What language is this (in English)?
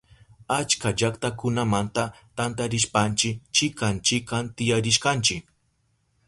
Southern Pastaza Quechua